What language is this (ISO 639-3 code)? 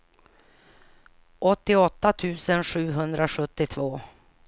swe